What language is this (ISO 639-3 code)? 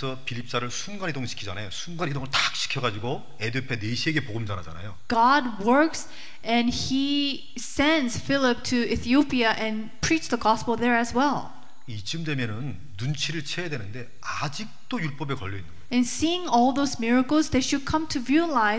kor